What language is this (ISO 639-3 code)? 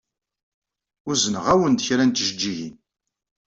kab